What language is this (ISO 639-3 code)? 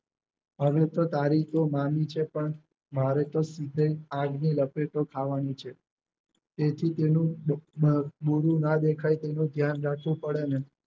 guj